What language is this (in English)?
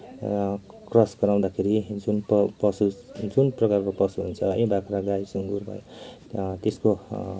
Nepali